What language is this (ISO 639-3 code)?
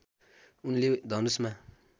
nep